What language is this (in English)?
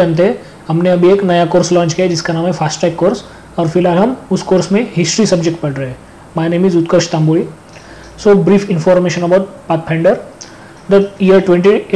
Hindi